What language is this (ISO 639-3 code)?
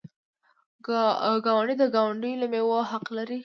pus